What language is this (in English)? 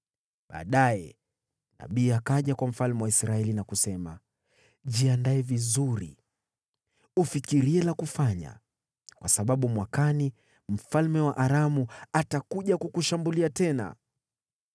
Swahili